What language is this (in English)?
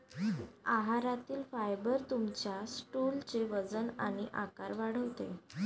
Marathi